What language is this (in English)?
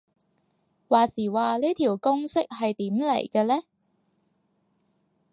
Cantonese